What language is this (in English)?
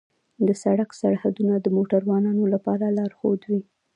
Pashto